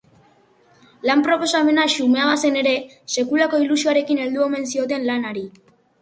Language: Basque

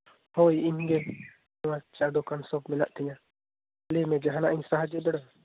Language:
Santali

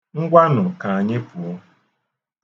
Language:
Igbo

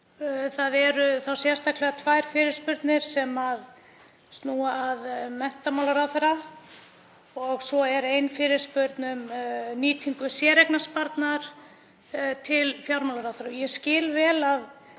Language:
Icelandic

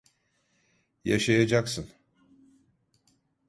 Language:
Turkish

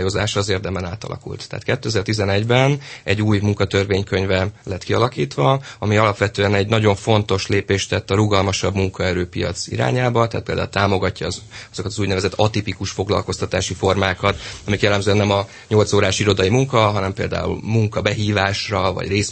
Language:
Hungarian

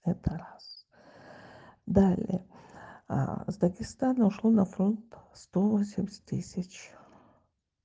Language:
Russian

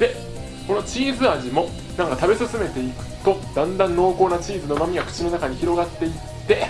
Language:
Japanese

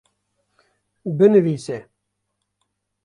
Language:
Kurdish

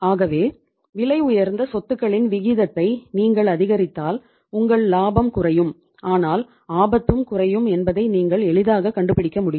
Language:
Tamil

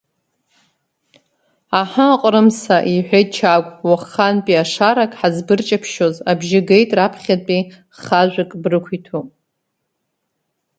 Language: Abkhazian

